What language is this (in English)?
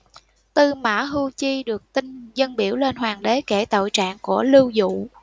Vietnamese